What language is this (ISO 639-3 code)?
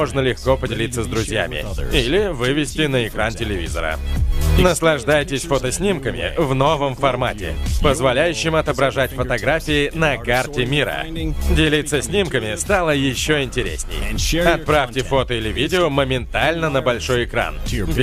rus